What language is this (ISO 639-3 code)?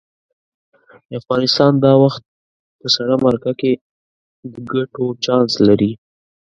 pus